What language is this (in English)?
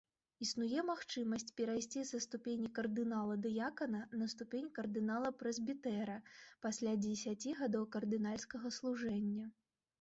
Belarusian